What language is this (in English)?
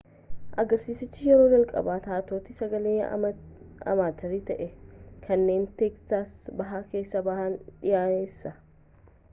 Oromo